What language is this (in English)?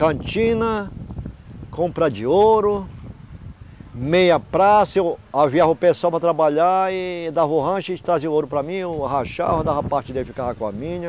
Portuguese